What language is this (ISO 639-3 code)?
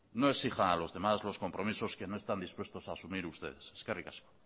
spa